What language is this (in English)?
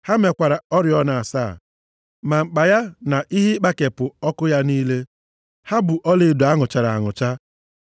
Igbo